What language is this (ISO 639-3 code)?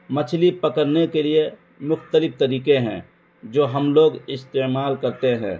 urd